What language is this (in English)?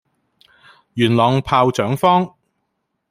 Cantonese